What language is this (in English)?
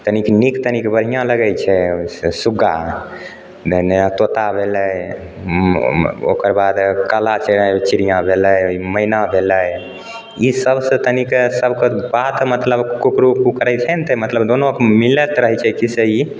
Maithili